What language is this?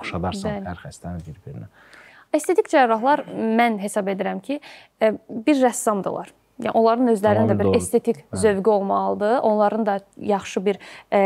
Turkish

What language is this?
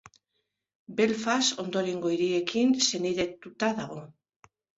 Basque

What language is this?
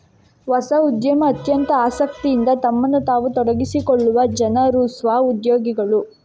Kannada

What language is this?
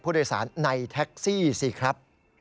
Thai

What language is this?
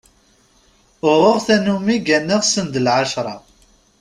Kabyle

